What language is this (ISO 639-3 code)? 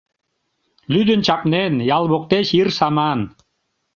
chm